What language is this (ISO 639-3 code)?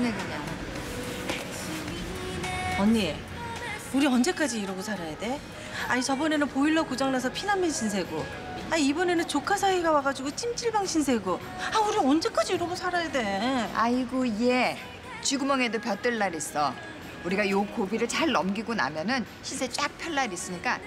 kor